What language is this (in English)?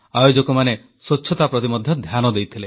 Odia